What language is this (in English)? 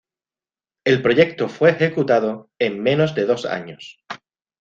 Spanish